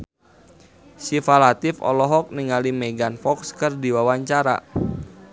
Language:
Sundanese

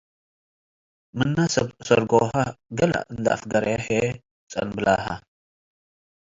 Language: Tigre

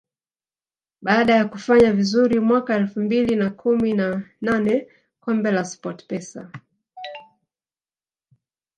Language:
Swahili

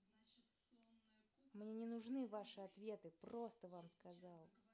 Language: Russian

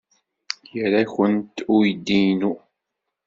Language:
Kabyle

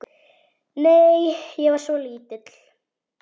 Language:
Icelandic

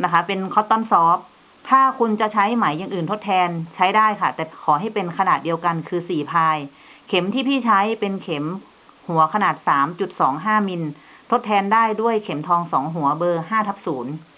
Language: Thai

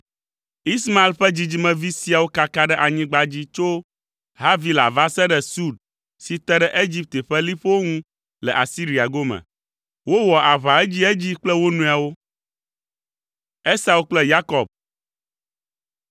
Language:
Ewe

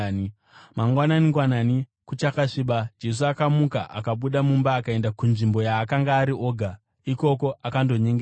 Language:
Shona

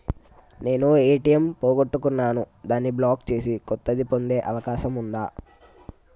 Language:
Telugu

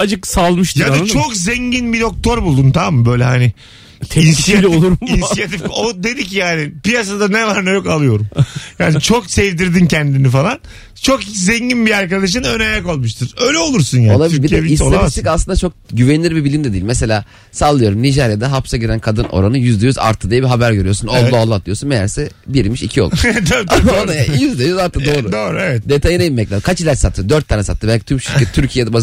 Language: Turkish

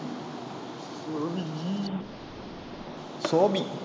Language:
Tamil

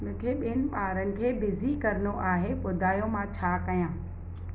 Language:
Sindhi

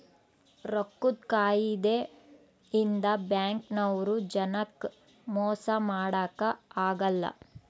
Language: Kannada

